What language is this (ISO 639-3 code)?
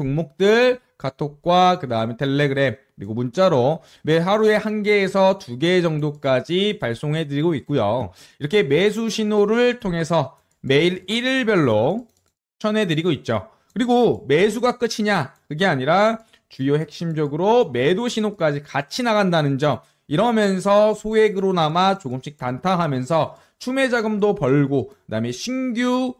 kor